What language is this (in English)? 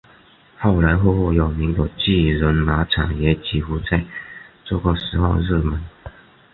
Chinese